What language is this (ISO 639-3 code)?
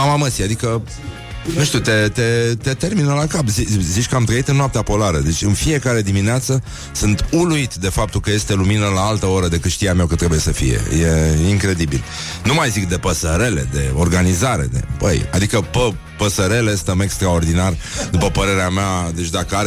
ron